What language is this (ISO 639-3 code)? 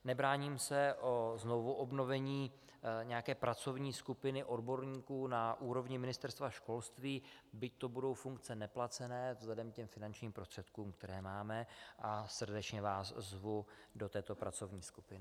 ces